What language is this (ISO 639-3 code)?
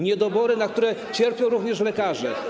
pol